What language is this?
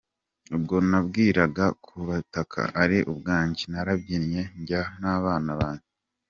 Kinyarwanda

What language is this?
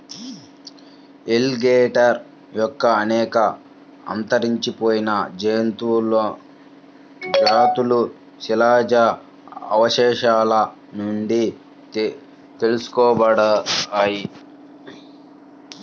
Telugu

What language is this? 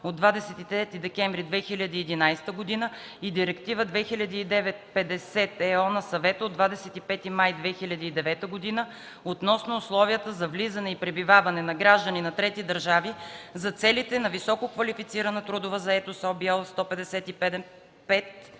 Bulgarian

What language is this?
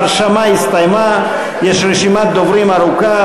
Hebrew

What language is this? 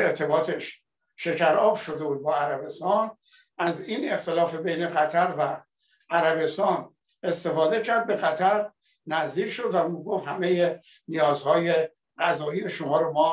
Persian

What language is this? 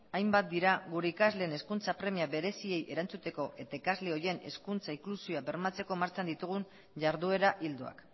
Basque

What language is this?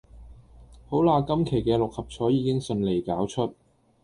Cantonese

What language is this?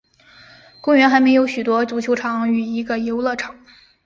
Chinese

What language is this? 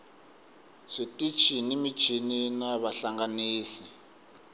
Tsonga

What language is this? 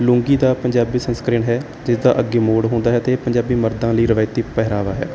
Punjabi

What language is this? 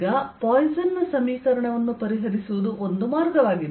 Kannada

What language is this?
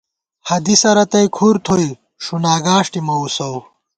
Gawar-Bati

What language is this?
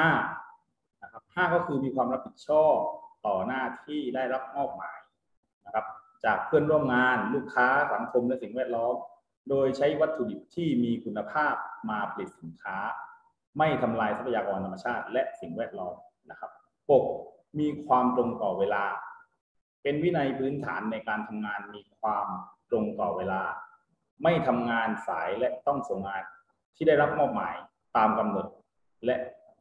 Thai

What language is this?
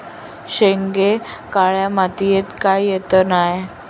Marathi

